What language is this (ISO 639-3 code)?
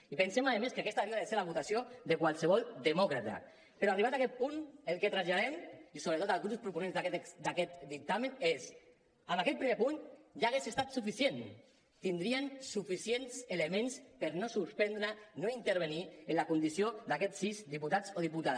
cat